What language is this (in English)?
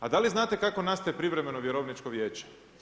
Croatian